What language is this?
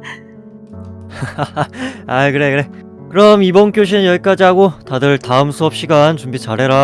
Korean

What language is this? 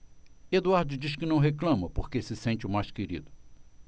Portuguese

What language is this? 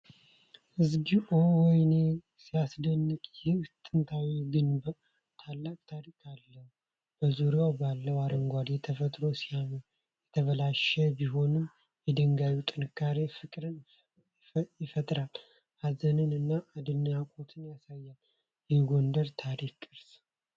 Amharic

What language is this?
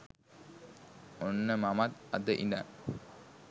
Sinhala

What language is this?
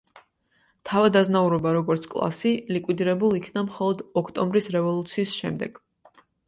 Georgian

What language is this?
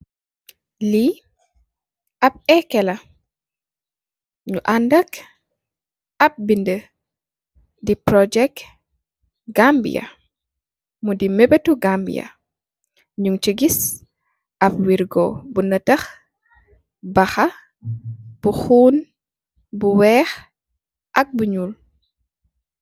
Wolof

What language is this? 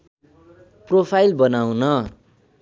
Nepali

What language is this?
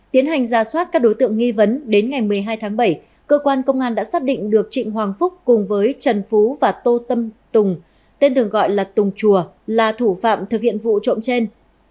Vietnamese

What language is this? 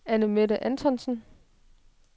Danish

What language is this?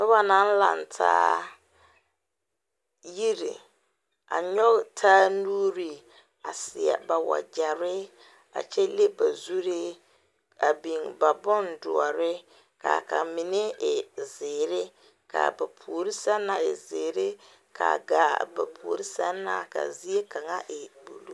Southern Dagaare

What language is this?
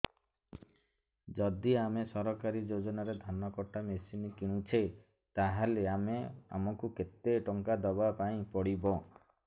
Odia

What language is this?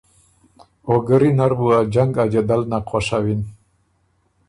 Ormuri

